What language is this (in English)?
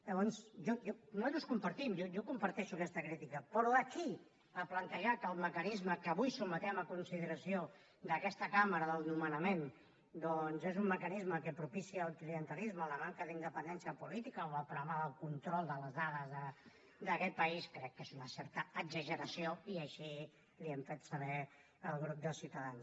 Catalan